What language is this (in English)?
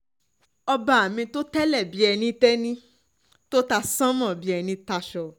Yoruba